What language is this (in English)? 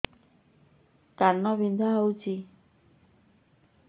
Odia